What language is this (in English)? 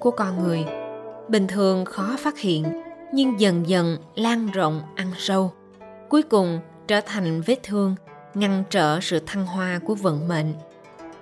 Vietnamese